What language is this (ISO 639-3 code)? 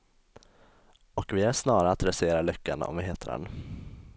swe